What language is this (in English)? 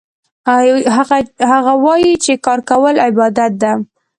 Pashto